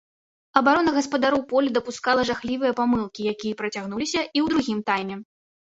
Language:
Belarusian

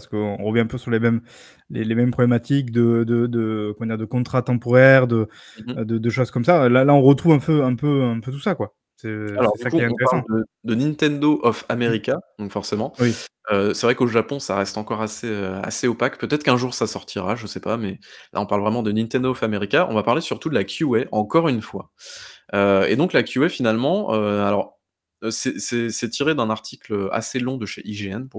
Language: French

